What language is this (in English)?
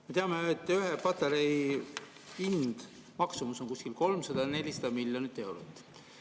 Estonian